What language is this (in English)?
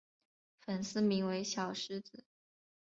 Chinese